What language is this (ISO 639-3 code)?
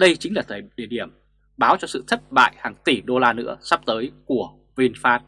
vie